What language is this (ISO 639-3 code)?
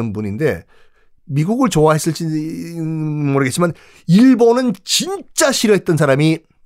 kor